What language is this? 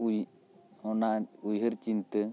Santali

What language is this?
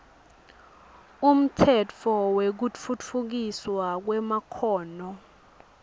Swati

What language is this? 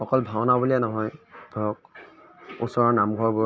Assamese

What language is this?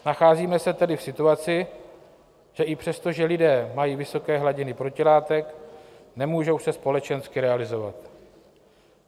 Czech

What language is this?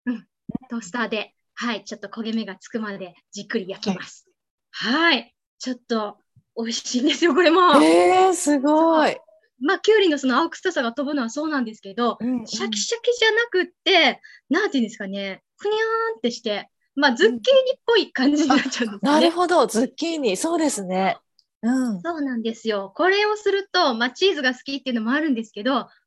Japanese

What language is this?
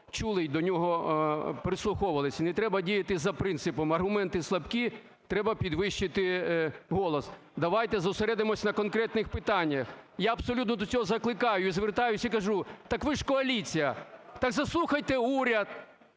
Ukrainian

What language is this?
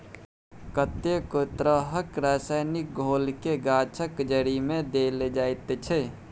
Maithili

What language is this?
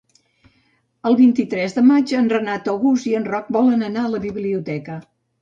Catalan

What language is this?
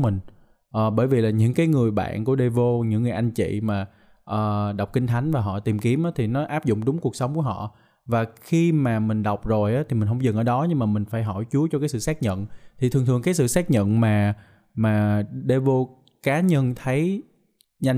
Vietnamese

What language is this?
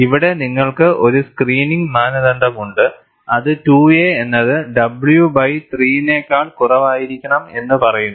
Malayalam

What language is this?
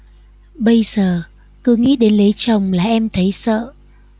Vietnamese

